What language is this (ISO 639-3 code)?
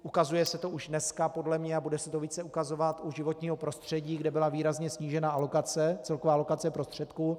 ces